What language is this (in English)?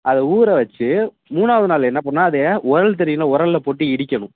Tamil